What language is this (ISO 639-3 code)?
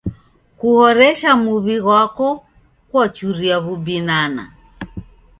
dav